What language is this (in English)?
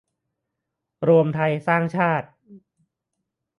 Thai